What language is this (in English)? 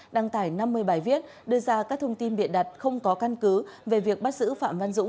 Vietnamese